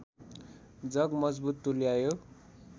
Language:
Nepali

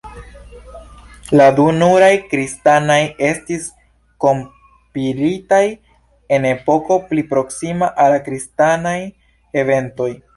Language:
Esperanto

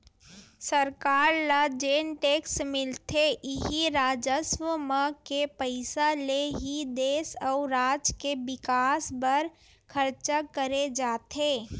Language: Chhattisgarhi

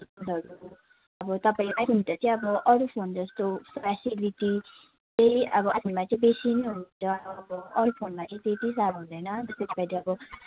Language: Nepali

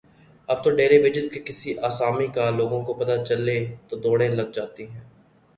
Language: Urdu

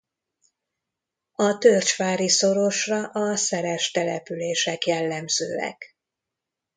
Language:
Hungarian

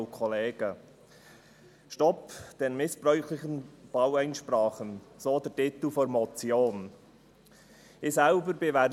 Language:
Swiss German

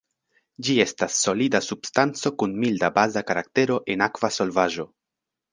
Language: Esperanto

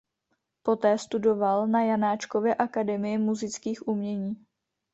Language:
Czech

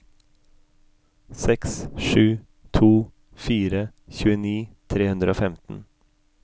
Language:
Norwegian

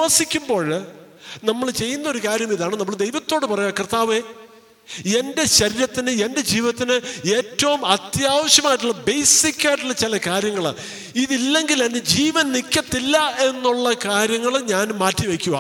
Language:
Malayalam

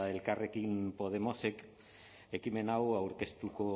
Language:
Basque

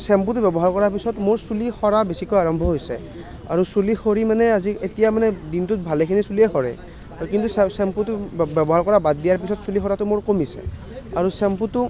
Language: Assamese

